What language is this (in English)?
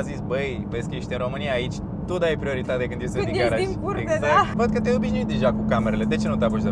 Romanian